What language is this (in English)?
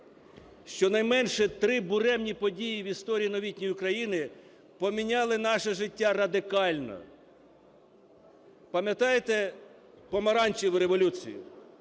Ukrainian